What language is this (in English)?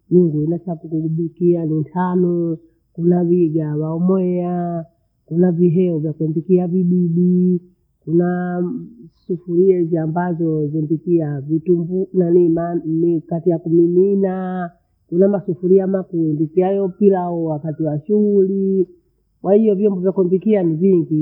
Bondei